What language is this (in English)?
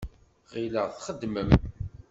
Kabyle